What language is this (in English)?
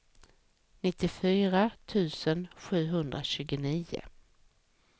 Swedish